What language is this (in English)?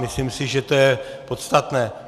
Czech